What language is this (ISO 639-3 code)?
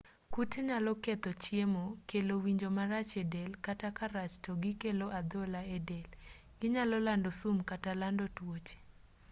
luo